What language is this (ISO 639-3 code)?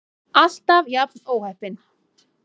isl